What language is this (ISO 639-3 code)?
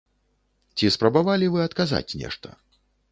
bel